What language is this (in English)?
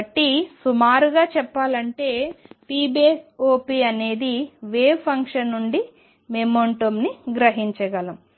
Telugu